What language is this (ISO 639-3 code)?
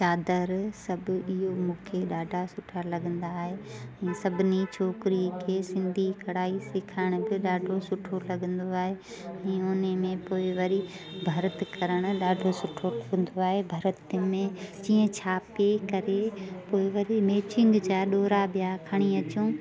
snd